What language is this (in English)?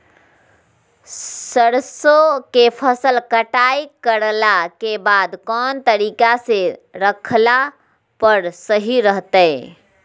Magahi